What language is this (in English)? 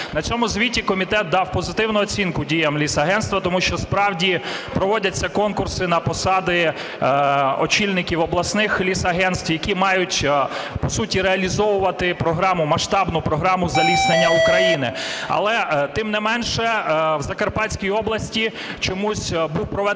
Ukrainian